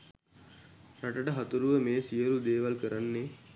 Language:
Sinhala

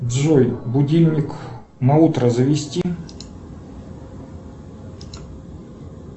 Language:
Russian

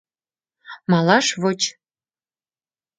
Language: Mari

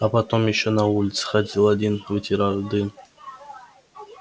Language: Russian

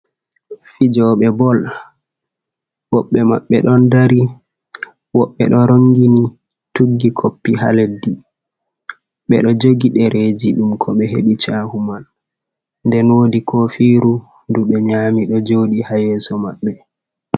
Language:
Fula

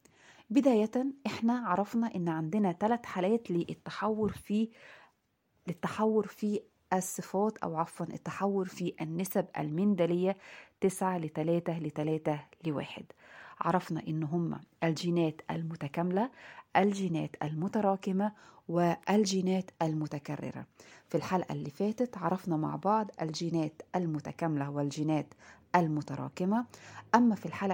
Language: Arabic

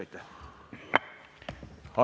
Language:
Estonian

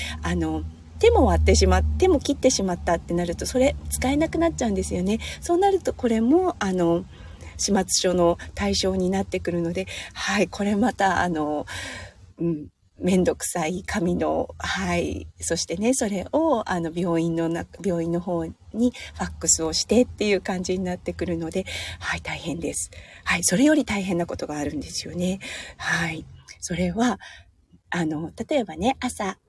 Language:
Japanese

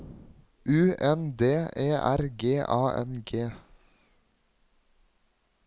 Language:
Norwegian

